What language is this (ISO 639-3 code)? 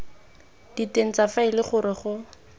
tsn